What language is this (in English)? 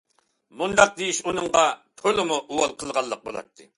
Uyghur